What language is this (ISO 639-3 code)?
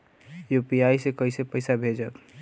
bho